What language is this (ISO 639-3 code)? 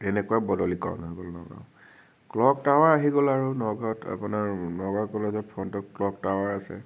asm